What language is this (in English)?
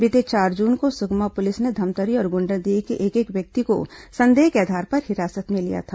Hindi